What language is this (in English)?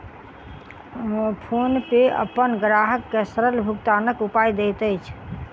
Maithili